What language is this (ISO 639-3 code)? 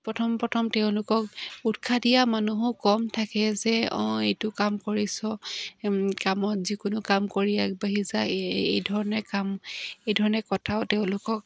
asm